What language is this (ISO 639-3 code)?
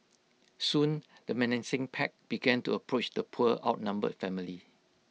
eng